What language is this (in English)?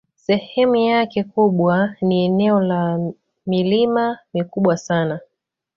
Swahili